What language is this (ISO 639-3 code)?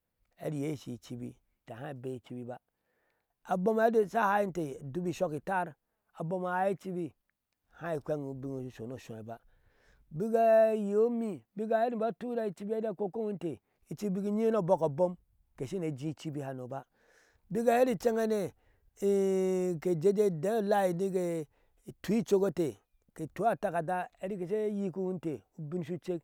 ahs